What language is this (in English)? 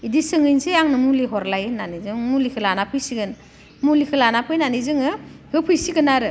Bodo